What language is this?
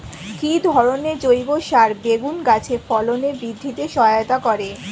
Bangla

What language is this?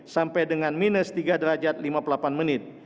Indonesian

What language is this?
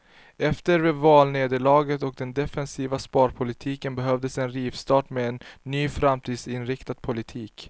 Swedish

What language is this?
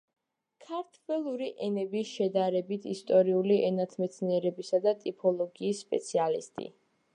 Georgian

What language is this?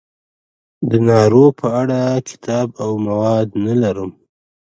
Pashto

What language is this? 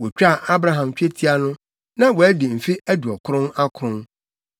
Akan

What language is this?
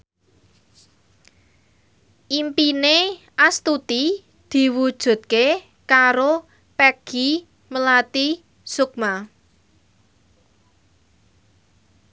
Javanese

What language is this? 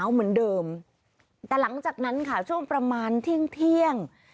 Thai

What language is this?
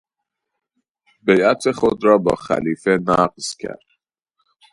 Persian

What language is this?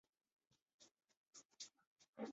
Chinese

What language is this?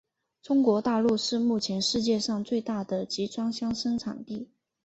Chinese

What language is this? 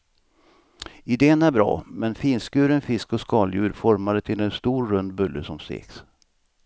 Swedish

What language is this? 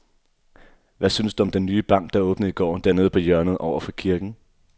Danish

